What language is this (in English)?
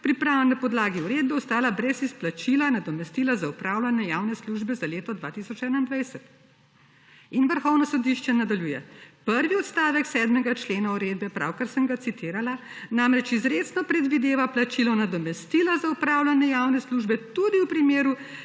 Slovenian